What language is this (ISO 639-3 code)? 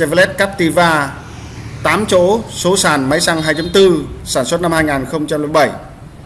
vie